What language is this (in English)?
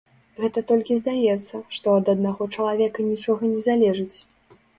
Belarusian